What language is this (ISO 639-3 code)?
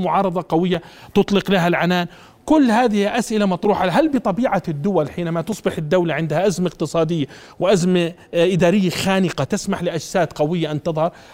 ara